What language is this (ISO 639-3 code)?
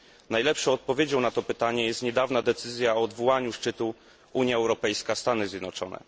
pol